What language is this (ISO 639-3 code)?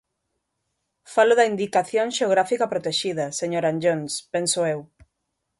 glg